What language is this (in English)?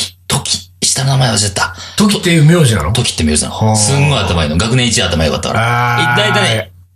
Japanese